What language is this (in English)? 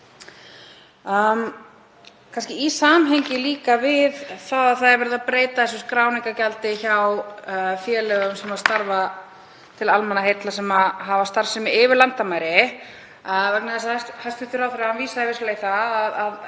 Icelandic